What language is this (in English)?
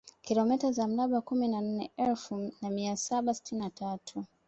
Swahili